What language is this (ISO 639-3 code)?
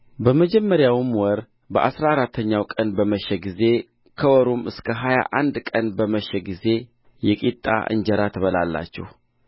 amh